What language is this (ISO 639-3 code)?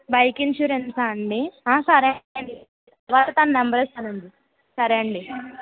tel